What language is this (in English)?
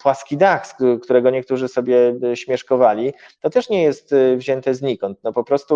Polish